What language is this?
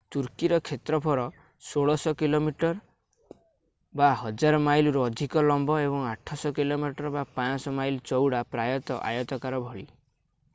Odia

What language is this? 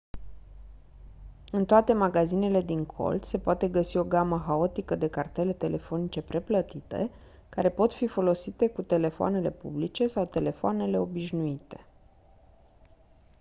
Romanian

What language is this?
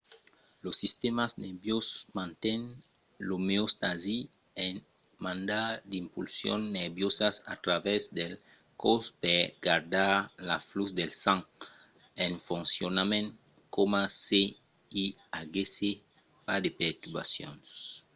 Occitan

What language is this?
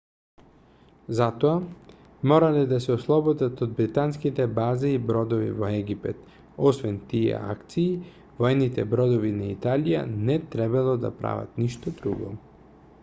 Macedonian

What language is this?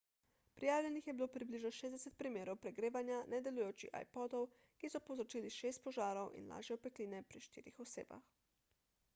Slovenian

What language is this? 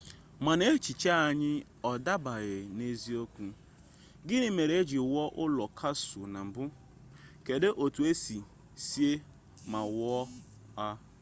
Igbo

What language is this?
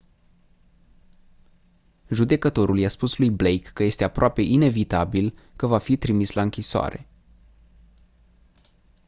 Romanian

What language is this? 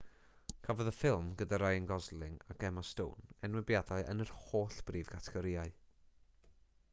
Welsh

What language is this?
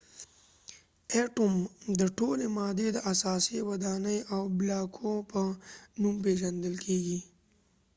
Pashto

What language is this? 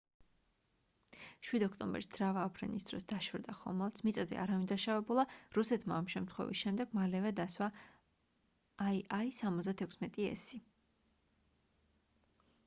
Georgian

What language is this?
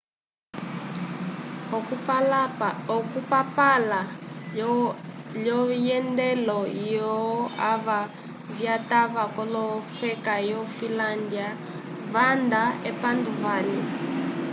Umbundu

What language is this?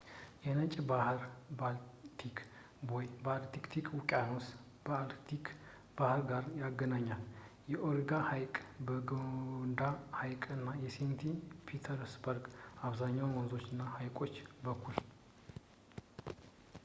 Amharic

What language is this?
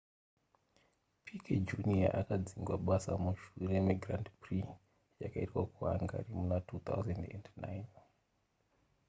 Shona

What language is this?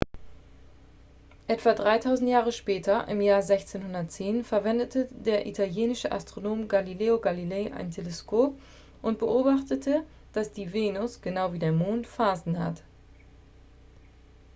German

